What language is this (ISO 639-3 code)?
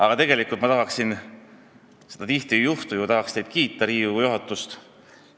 est